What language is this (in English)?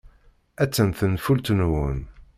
Kabyle